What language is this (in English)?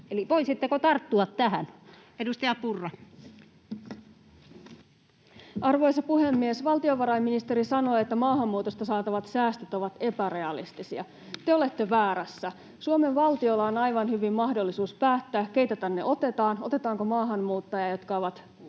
Finnish